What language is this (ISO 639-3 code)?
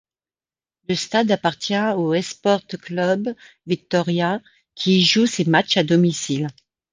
fra